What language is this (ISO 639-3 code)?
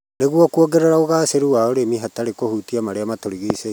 kik